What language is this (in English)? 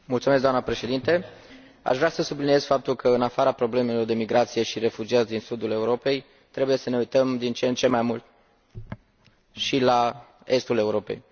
Romanian